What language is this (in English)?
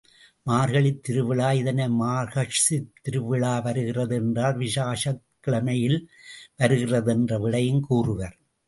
Tamil